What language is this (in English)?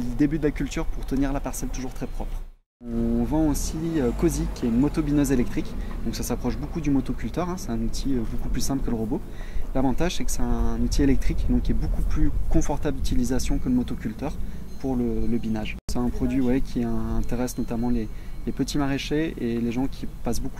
French